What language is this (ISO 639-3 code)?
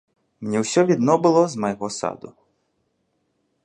bel